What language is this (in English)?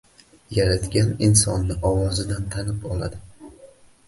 Uzbek